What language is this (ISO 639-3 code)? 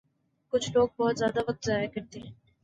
urd